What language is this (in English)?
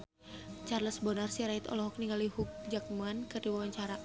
Sundanese